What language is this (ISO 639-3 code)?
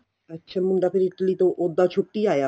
pan